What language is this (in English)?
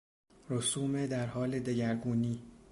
Persian